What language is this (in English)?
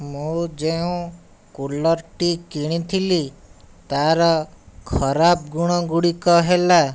Odia